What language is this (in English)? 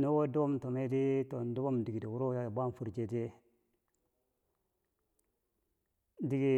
Bangwinji